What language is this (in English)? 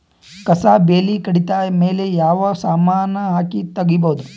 Kannada